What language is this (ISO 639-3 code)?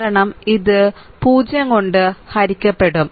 mal